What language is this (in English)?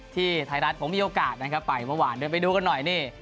Thai